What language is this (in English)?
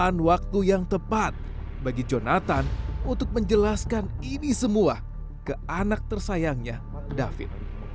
Indonesian